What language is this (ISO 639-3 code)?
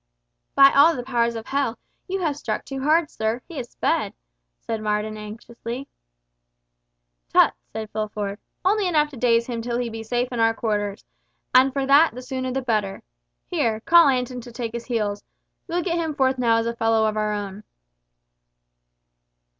eng